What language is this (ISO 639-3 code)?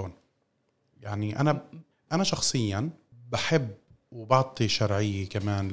ara